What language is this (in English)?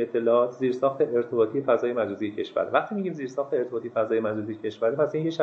Persian